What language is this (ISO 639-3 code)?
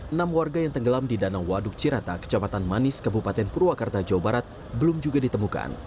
ind